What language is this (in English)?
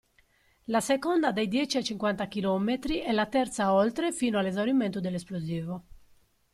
Italian